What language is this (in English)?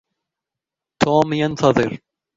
Arabic